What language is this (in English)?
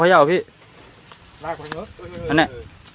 Thai